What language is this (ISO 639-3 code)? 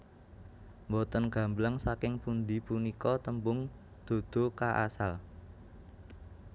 jav